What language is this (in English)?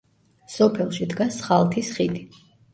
Georgian